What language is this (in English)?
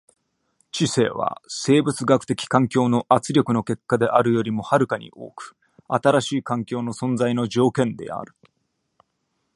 Japanese